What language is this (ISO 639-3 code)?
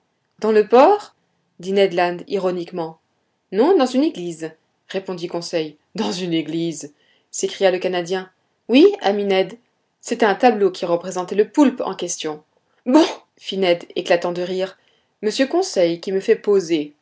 fra